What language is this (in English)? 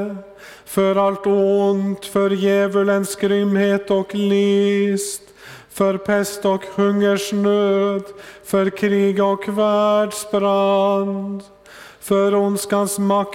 Swedish